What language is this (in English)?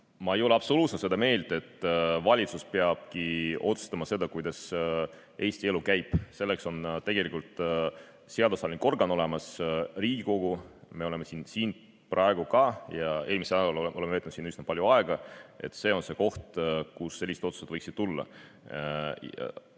Estonian